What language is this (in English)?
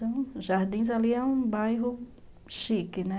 Portuguese